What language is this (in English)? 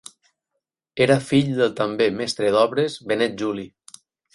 Catalan